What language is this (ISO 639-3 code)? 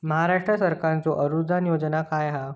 mar